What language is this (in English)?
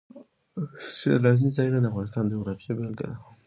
Pashto